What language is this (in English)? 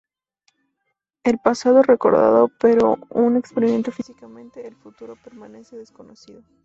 Spanish